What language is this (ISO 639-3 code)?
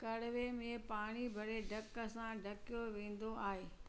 snd